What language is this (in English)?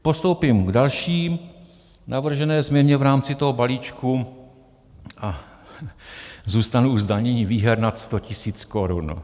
Czech